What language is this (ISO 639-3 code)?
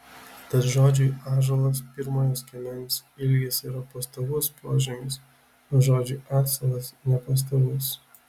lit